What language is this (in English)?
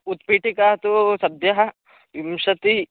Sanskrit